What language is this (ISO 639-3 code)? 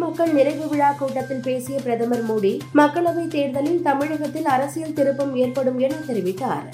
tam